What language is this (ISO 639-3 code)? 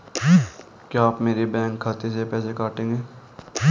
hin